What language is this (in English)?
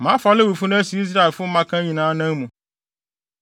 Akan